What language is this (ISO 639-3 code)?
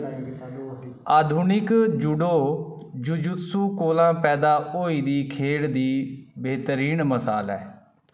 doi